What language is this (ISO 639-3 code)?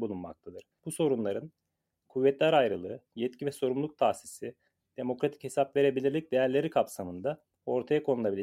tur